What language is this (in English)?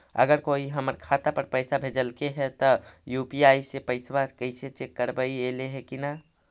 Magahi